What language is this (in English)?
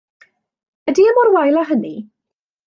Welsh